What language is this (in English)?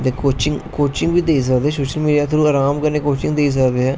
Dogri